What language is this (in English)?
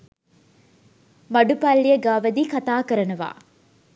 Sinhala